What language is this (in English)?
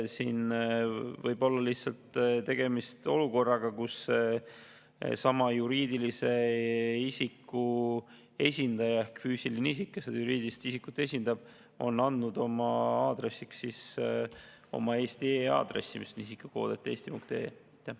Estonian